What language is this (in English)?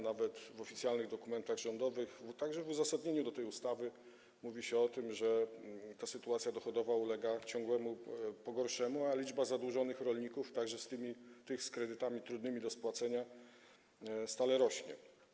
Polish